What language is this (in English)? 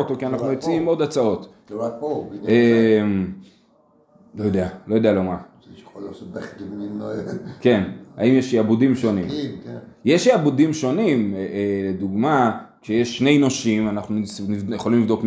Hebrew